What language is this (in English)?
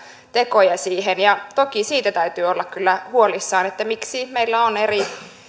Finnish